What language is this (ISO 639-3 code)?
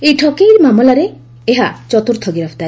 ori